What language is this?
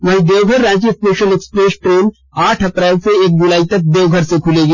Hindi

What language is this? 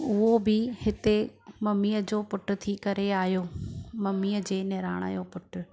Sindhi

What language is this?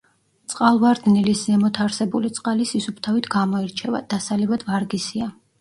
Georgian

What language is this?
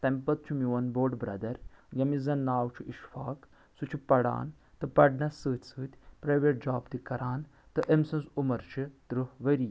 Kashmiri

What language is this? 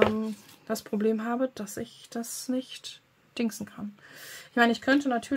German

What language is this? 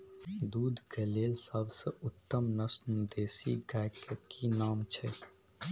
Maithili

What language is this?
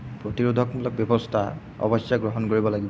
Assamese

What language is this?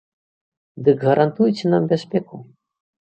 Belarusian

